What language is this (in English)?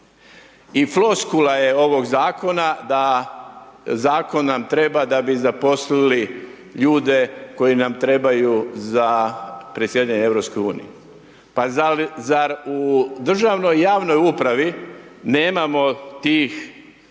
Croatian